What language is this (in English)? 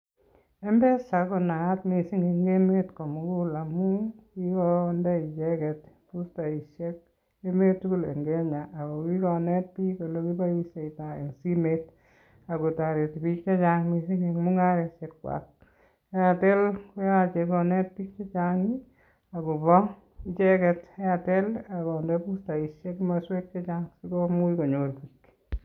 Kalenjin